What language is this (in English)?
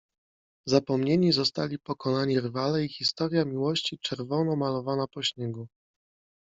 Polish